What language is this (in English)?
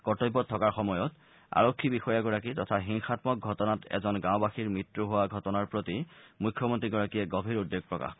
Assamese